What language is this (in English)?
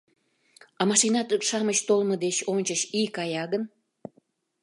Mari